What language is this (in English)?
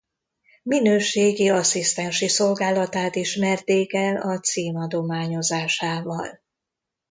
Hungarian